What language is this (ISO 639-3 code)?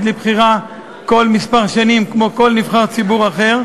heb